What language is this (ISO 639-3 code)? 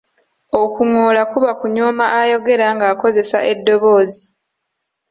lug